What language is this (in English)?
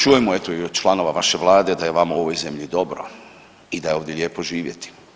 Croatian